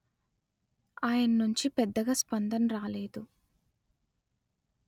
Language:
Telugu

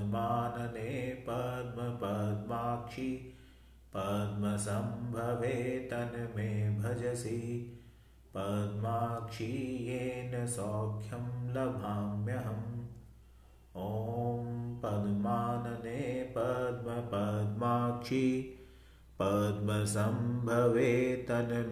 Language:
Hindi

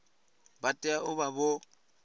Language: Venda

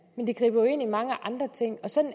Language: Danish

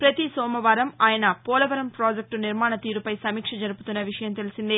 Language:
Telugu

